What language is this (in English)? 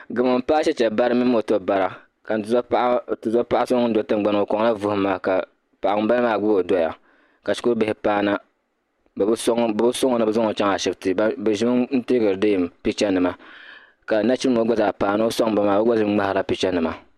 Dagbani